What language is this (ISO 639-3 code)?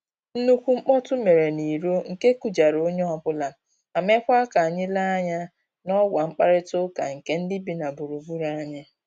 ibo